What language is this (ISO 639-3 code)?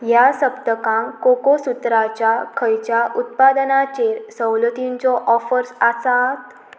kok